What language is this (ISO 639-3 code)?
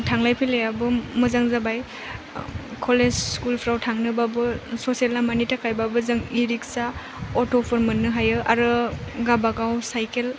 brx